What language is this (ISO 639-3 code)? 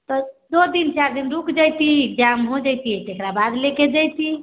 mai